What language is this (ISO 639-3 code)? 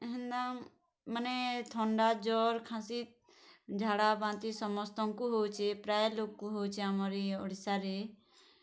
ori